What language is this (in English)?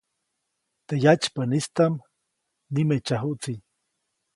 Copainalá Zoque